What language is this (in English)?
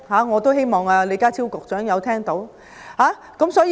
Cantonese